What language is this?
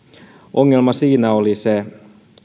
Finnish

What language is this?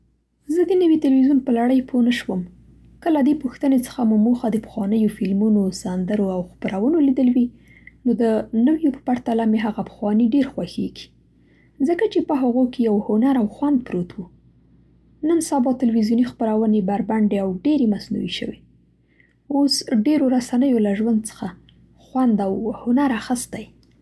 Central Pashto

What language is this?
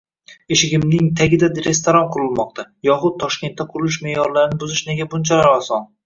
Uzbek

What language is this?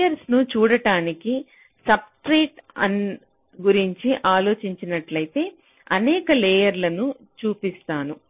Telugu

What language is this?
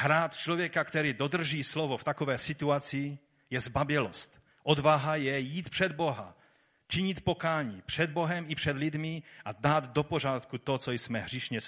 Czech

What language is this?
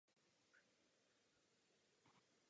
Czech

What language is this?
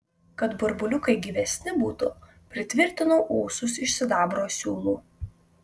Lithuanian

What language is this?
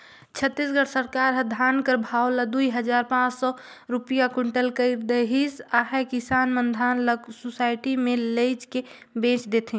Chhattisgarhi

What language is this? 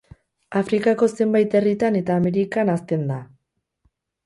Basque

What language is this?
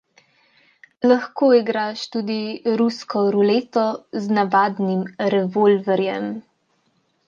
Slovenian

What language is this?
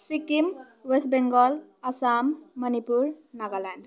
Nepali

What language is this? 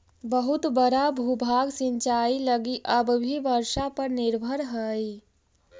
Magahi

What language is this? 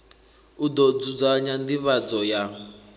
Venda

